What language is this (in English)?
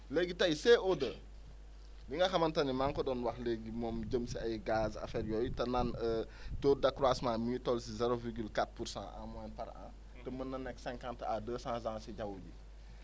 Wolof